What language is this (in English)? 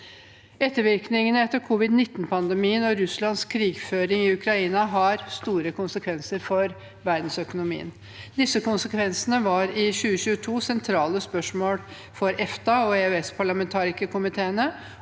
Norwegian